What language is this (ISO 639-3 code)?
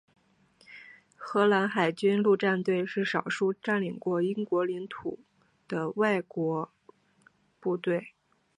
zho